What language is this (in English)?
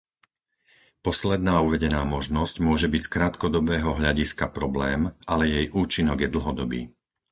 Slovak